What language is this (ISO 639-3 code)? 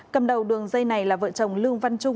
vie